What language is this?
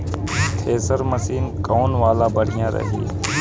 Bhojpuri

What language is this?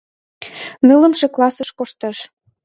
Mari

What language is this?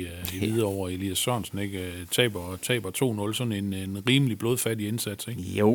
Danish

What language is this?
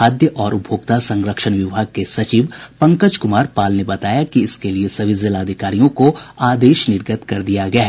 Hindi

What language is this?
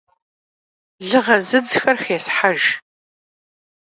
Kabardian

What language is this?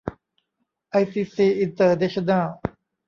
Thai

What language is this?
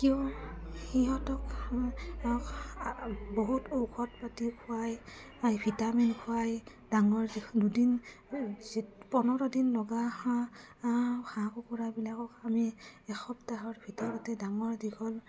Assamese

